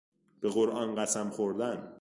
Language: Persian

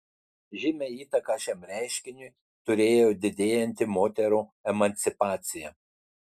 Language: Lithuanian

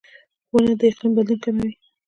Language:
Pashto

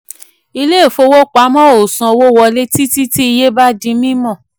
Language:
Yoruba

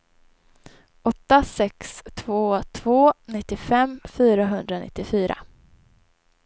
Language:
Swedish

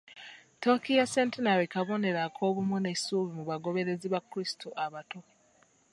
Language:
Ganda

